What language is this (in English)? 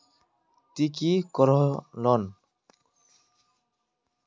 Magahi